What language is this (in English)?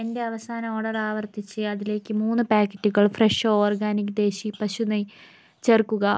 Malayalam